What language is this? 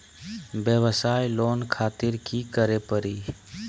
Magahi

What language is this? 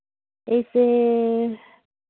Manipuri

